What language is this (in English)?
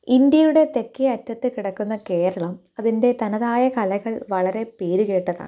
Malayalam